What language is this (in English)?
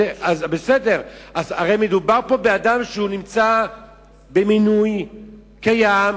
Hebrew